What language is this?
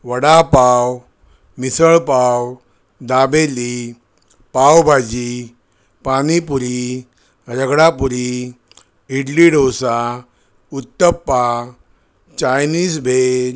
Marathi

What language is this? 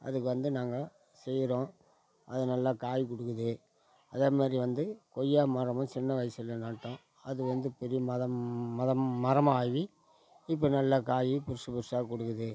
Tamil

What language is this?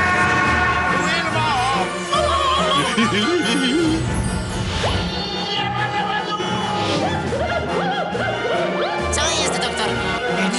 Polish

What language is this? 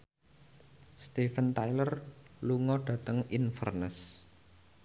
Javanese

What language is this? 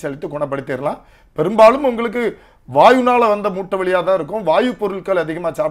Arabic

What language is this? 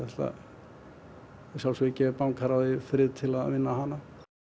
Icelandic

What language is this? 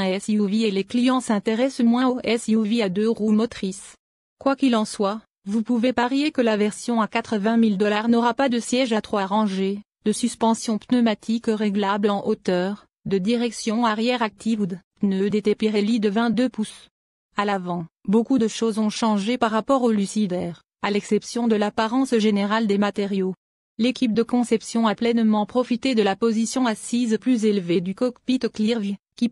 French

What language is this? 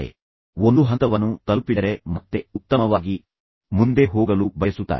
Kannada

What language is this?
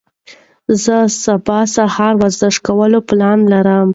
Pashto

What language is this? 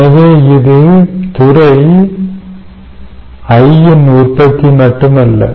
Tamil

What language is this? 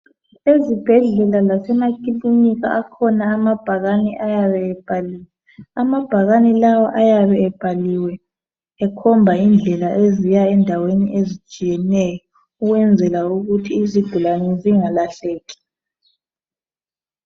North Ndebele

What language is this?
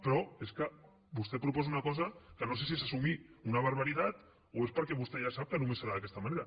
Catalan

